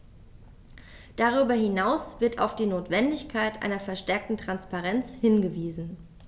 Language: German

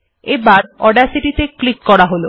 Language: Bangla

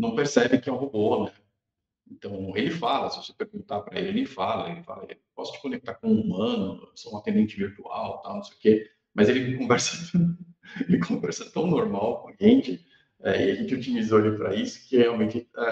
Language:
Portuguese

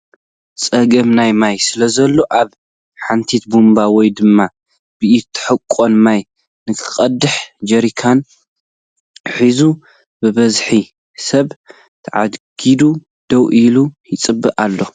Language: Tigrinya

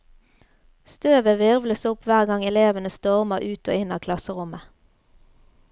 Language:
Norwegian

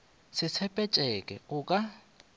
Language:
Northern Sotho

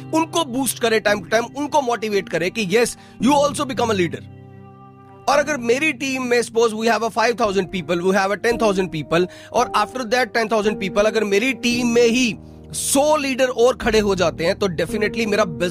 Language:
Hindi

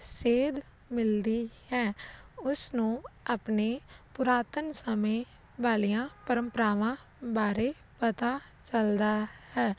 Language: Punjabi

